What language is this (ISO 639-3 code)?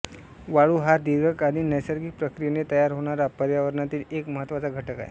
mar